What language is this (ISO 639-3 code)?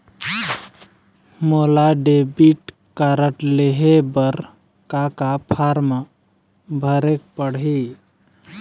hne